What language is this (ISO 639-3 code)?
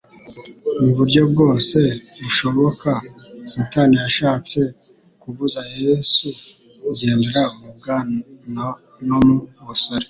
kin